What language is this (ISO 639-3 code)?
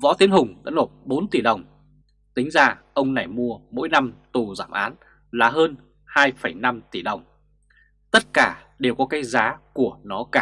vie